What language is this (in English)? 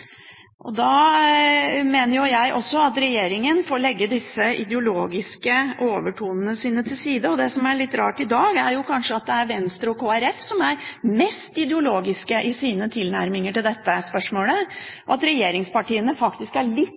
Norwegian Bokmål